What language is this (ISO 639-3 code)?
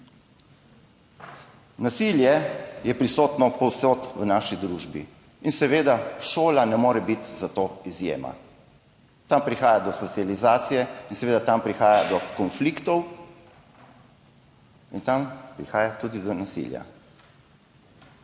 slv